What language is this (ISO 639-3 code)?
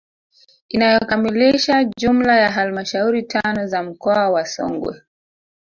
swa